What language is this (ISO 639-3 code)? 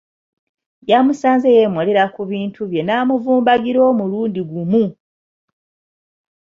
lug